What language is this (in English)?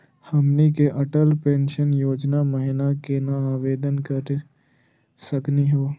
Magahi